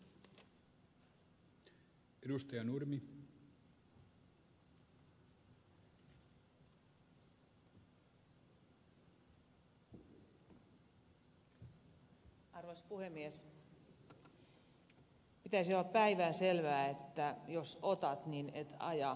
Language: Finnish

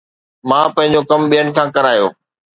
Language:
Sindhi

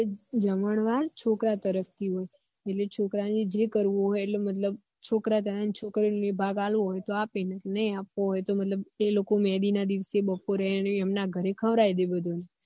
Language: Gujarati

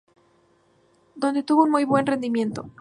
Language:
Spanish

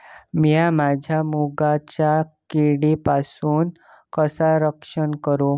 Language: Marathi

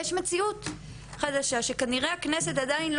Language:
Hebrew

